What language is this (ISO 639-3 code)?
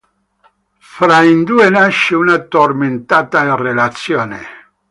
ita